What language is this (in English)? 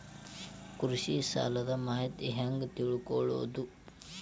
Kannada